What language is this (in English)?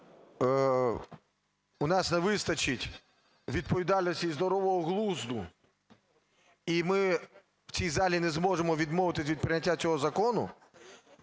Ukrainian